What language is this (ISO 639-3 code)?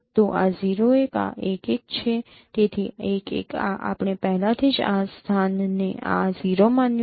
guj